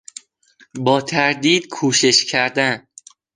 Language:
Persian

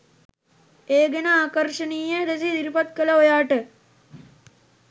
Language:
Sinhala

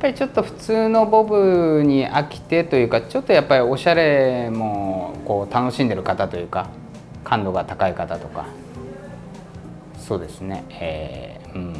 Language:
Japanese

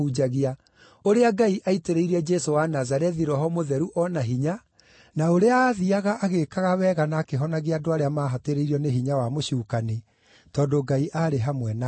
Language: Kikuyu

